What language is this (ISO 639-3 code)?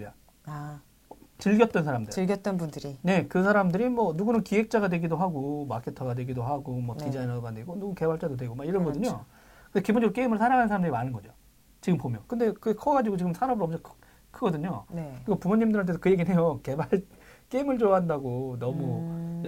kor